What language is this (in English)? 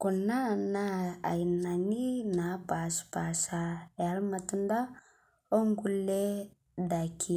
Masai